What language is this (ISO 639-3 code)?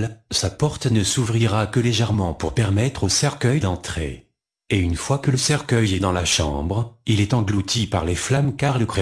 fra